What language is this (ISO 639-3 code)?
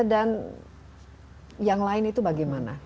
ind